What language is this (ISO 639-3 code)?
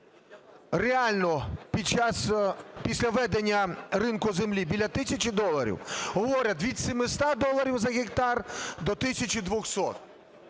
ukr